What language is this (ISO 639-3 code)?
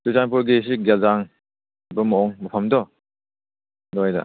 mni